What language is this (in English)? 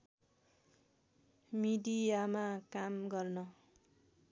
Nepali